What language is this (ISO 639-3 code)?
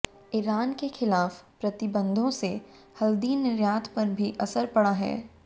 hin